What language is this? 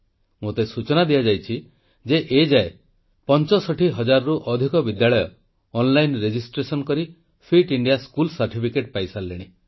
Odia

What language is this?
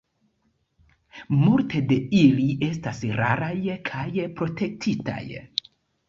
Esperanto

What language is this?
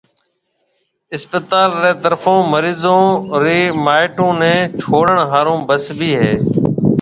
Marwari (Pakistan)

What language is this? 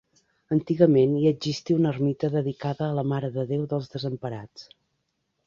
Catalan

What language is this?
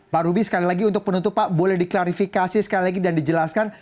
Indonesian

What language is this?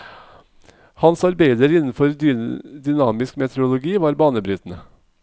Norwegian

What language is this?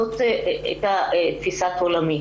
Hebrew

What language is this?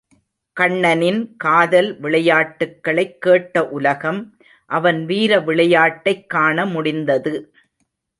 Tamil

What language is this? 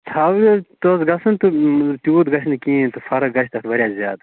Kashmiri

